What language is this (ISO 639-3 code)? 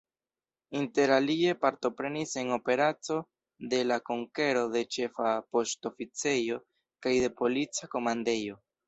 epo